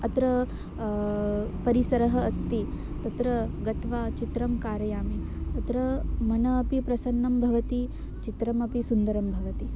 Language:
Sanskrit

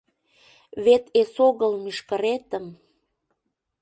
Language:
Mari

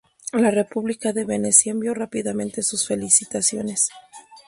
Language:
Spanish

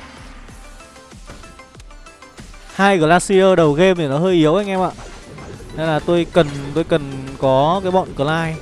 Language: Vietnamese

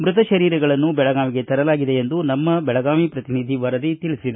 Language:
Kannada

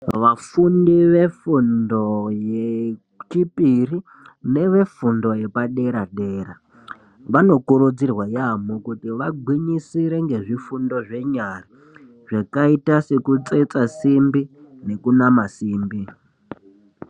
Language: Ndau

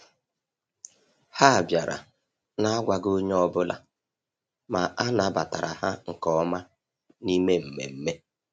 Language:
Igbo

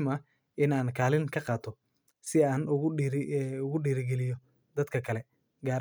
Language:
Somali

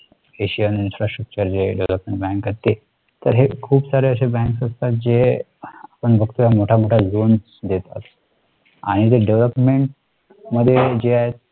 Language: Marathi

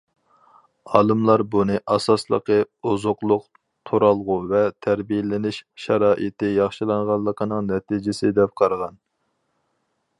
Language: Uyghur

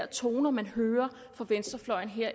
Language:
Danish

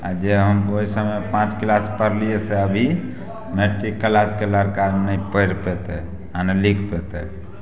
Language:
Maithili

